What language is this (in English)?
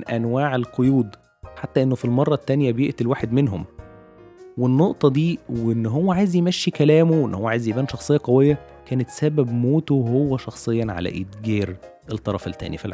Arabic